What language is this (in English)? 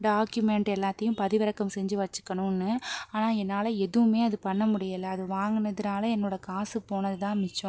Tamil